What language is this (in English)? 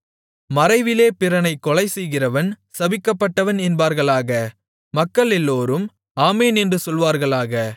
Tamil